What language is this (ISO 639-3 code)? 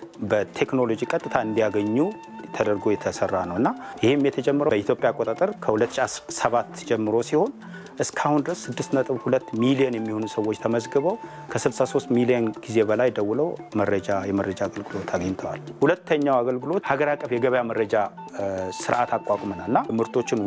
ara